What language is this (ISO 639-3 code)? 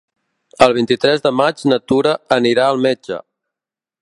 cat